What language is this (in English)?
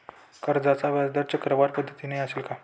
Marathi